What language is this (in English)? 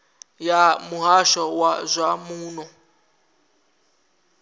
Venda